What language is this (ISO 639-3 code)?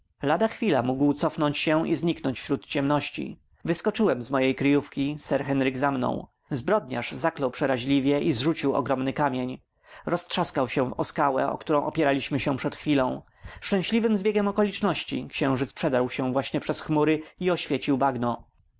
pol